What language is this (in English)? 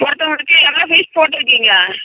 Tamil